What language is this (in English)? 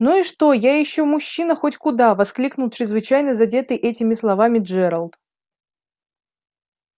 Russian